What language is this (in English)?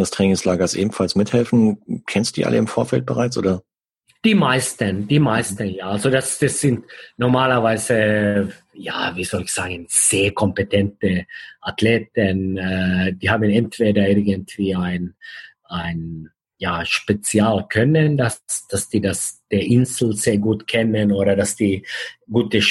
German